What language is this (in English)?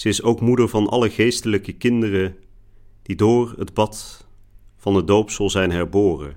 Dutch